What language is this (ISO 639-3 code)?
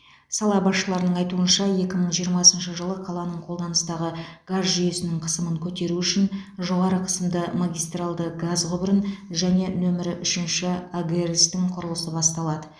kaz